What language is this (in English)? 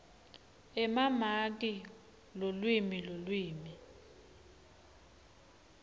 Swati